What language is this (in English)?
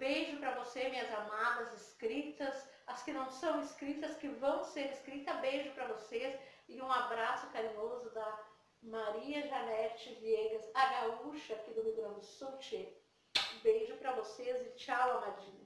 Portuguese